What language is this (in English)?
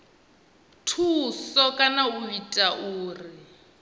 Venda